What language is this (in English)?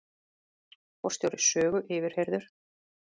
Icelandic